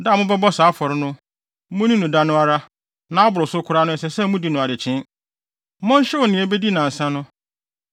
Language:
Akan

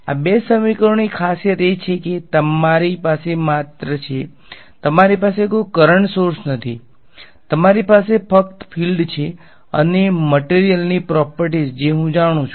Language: Gujarati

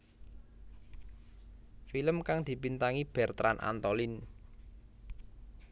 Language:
Javanese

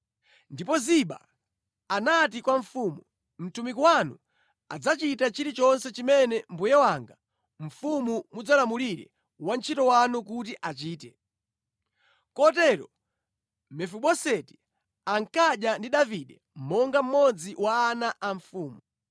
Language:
Nyanja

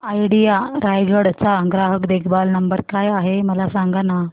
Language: Marathi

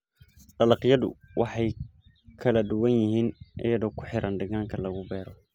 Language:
Somali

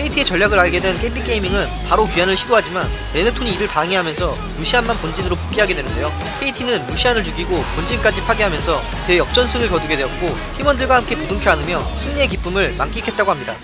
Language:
Korean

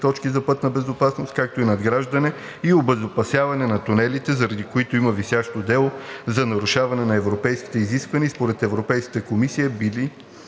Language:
Bulgarian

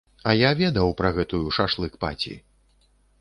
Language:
Belarusian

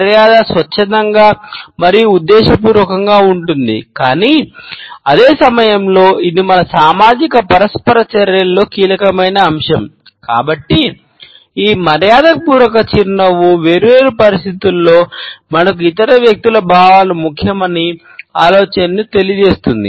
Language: Telugu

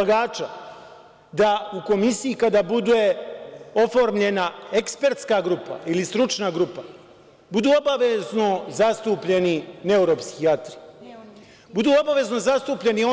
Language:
Serbian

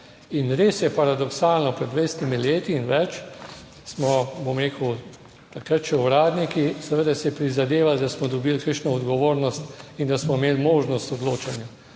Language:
Slovenian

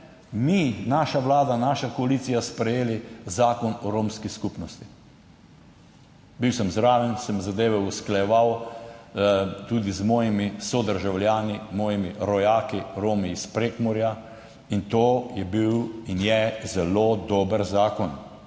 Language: Slovenian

